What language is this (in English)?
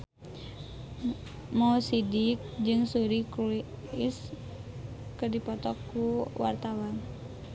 Sundanese